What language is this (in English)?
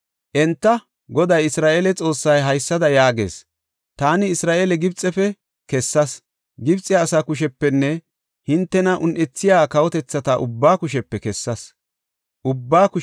Gofa